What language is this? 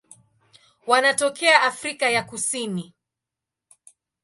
Swahili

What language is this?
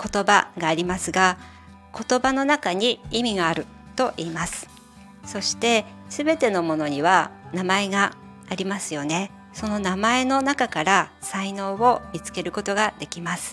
Japanese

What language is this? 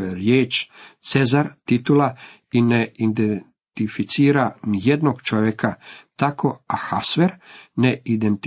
Croatian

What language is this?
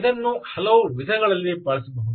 Kannada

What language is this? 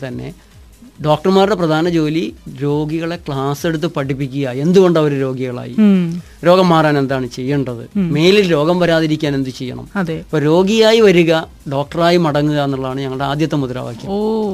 Malayalam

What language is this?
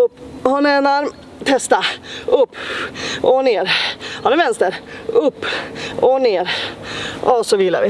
Swedish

